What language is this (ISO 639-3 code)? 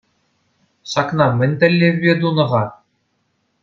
chv